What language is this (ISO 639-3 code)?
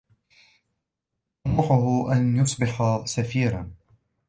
ara